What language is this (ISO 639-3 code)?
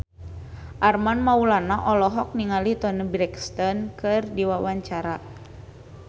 sun